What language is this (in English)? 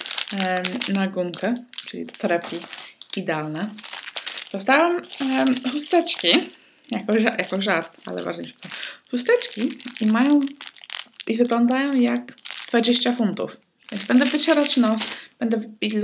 Polish